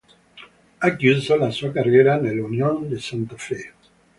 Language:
Italian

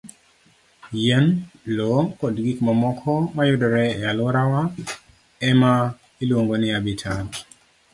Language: Luo (Kenya and Tanzania)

